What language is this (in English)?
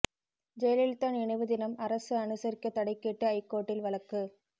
Tamil